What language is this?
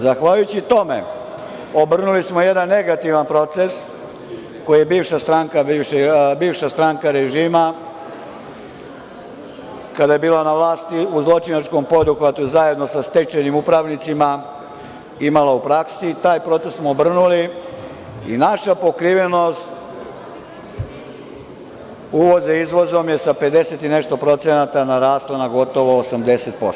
Serbian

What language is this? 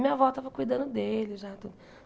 Portuguese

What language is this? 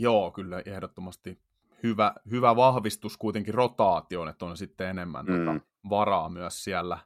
Finnish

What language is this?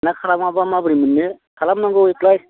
Bodo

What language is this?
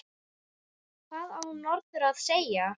Icelandic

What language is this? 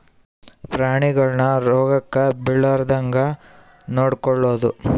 Kannada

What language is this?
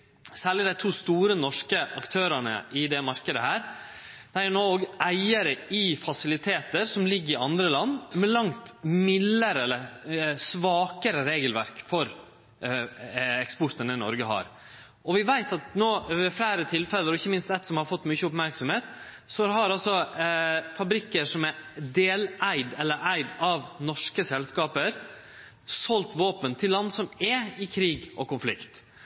Norwegian Nynorsk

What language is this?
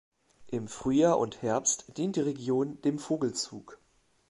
German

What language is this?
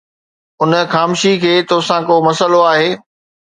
Sindhi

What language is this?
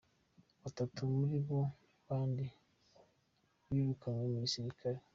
Kinyarwanda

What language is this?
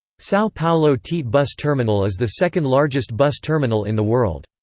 English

